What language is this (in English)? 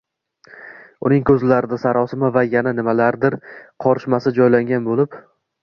Uzbek